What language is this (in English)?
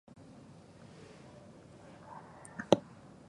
Japanese